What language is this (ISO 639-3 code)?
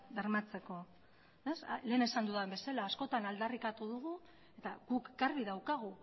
eus